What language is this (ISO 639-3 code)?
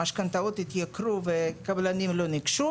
heb